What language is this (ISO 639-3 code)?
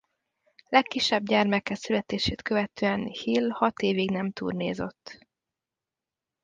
hun